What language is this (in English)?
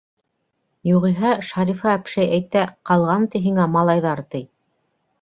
Bashkir